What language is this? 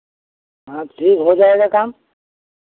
Hindi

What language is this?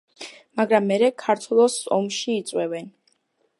Georgian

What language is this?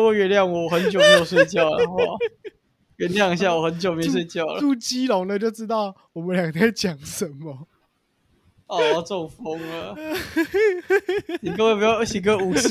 Chinese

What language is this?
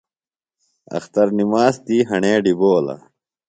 Phalura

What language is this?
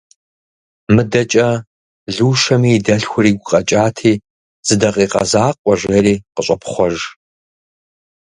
Kabardian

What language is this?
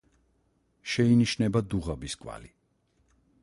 Georgian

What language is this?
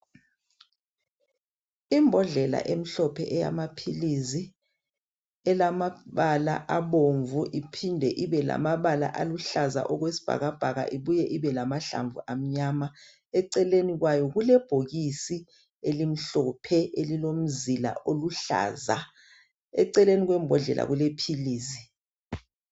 North Ndebele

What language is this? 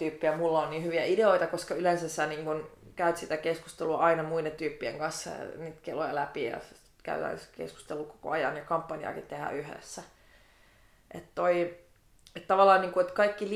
Finnish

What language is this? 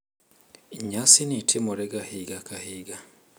Luo (Kenya and Tanzania)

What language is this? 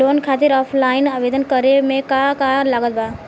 Bhojpuri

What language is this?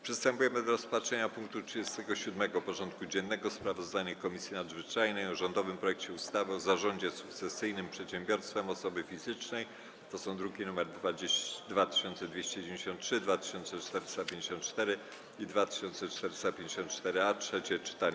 Polish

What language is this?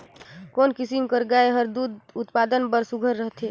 Chhattisgarhi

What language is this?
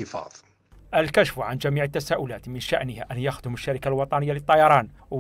Arabic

